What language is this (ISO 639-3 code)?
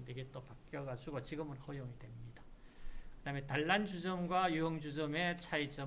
kor